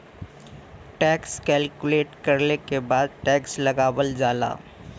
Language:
Bhojpuri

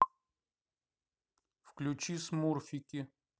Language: Russian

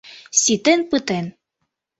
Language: Mari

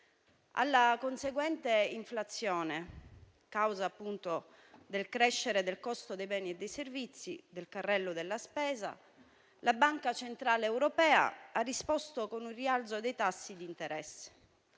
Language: Italian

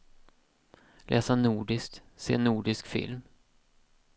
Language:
Swedish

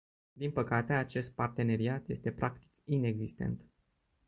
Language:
Romanian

